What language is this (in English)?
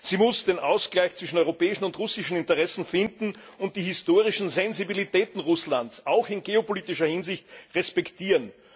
German